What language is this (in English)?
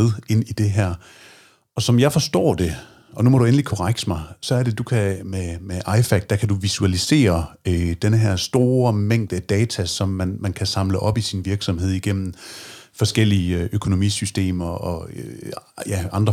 Danish